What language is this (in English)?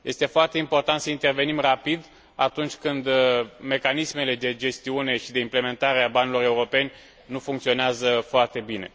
Romanian